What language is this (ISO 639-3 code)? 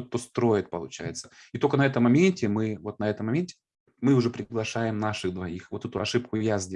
rus